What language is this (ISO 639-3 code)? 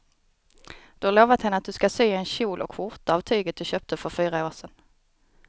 swe